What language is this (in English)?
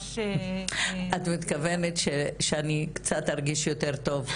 Hebrew